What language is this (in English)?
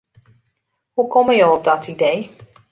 Western Frisian